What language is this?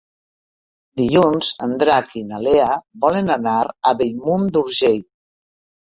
Catalan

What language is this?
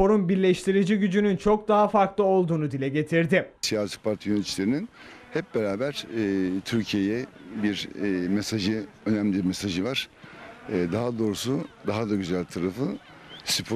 Turkish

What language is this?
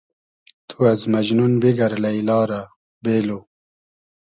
Hazaragi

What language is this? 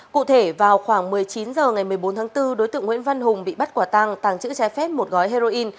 Vietnamese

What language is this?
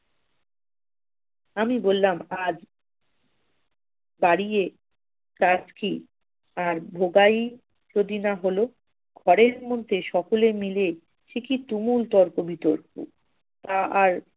Bangla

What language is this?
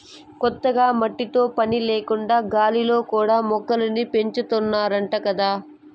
Telugu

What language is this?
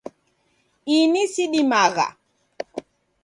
Taita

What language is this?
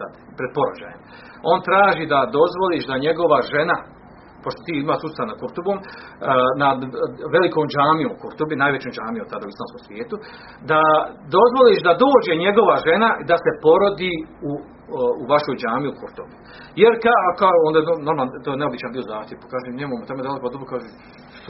Croatian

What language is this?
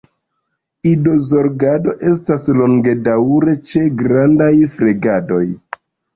Esperanto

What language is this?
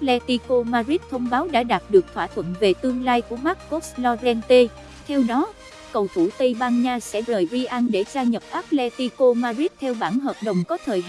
Vietnamese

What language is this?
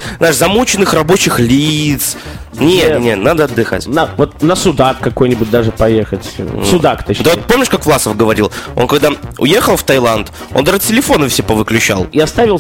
Russian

